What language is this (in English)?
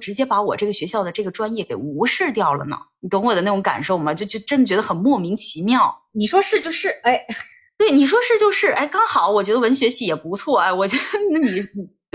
Chinese